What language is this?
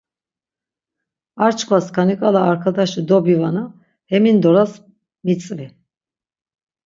Laz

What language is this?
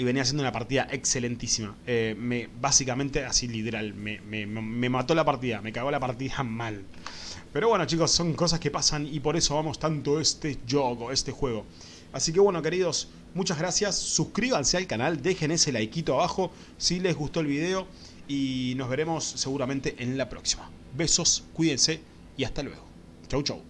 Spanish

